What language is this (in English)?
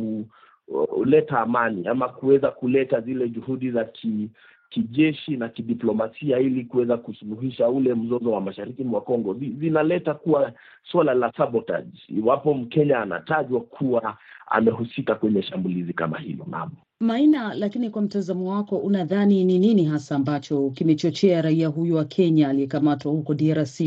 Swahili